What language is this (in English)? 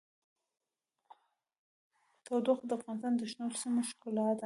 Pashto